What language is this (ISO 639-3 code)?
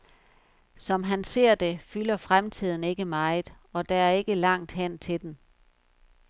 dan